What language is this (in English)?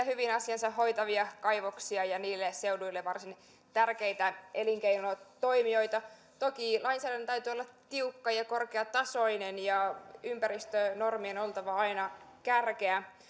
Finnish